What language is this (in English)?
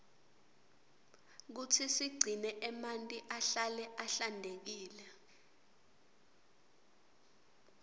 Swati